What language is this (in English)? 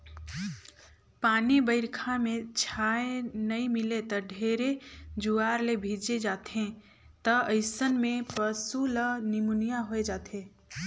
Chhattisgarhi